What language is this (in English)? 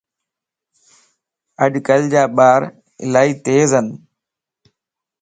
Lasi